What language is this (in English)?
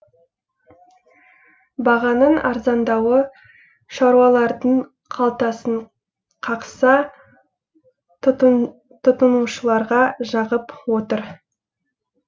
Kazakh